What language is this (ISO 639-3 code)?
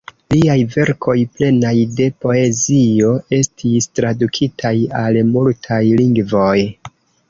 epo